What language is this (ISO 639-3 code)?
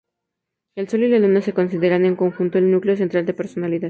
spa